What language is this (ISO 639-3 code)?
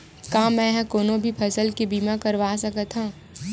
hne